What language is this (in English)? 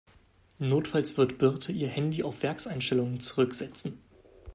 German